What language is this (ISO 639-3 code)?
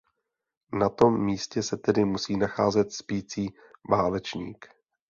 ces